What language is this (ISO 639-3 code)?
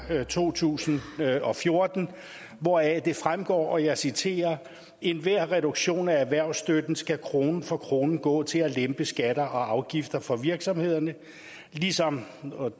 dan